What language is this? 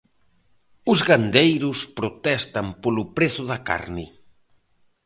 Galician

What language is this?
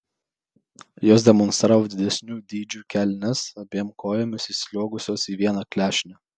Lithuanian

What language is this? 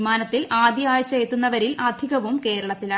Malayalam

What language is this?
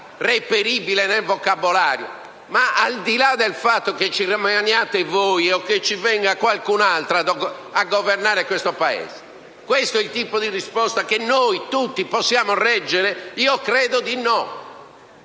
Italian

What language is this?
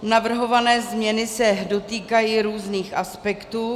Czech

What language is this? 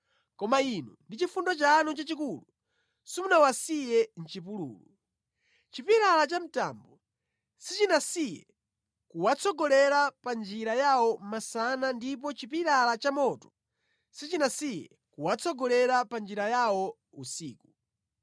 Nyanja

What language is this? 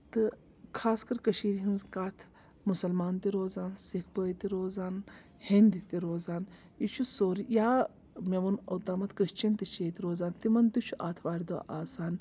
Kashmiri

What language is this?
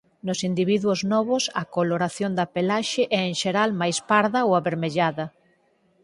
Galician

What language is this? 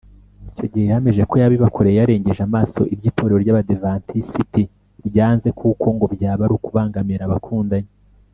Kinyarwanda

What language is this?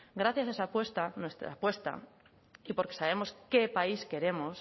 Spanish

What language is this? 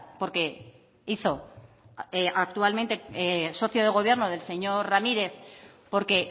Spanish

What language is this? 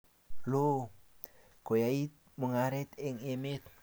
Kalenjin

